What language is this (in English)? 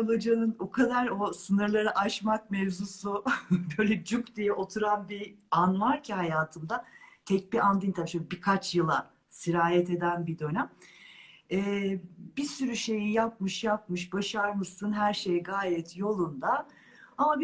Turkish